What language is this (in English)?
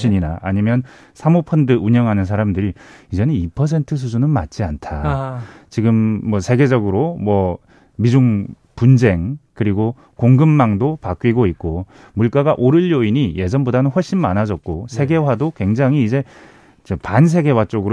Korean